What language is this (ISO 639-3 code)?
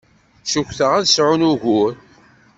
kab